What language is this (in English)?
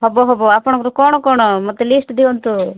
Odia